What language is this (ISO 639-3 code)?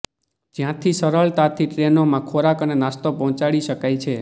guj